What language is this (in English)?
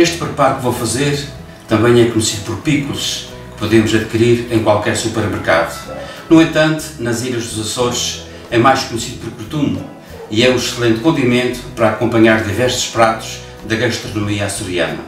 Portuguese